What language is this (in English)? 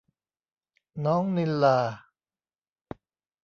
Thai